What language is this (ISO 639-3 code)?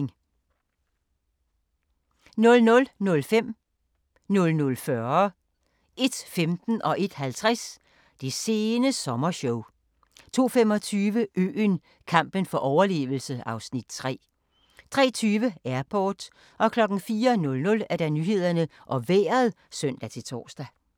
dan